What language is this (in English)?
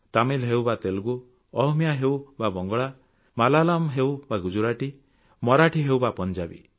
Odia